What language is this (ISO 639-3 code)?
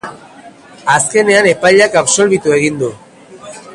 eus